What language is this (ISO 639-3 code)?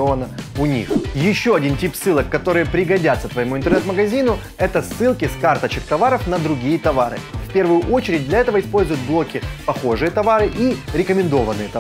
rus